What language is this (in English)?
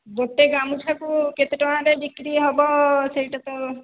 Odia